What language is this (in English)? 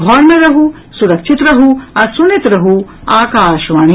Maithili